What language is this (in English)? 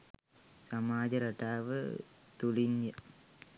Sinhala